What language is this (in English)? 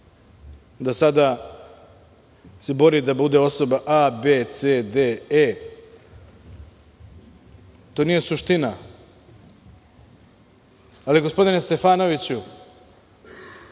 Serbian